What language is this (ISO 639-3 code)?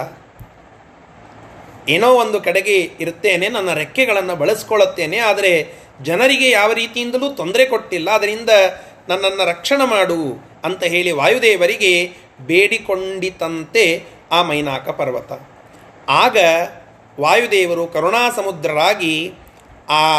kan